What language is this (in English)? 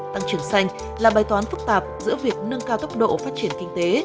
Vietnamese